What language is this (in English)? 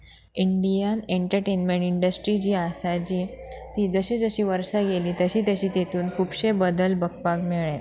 Konkani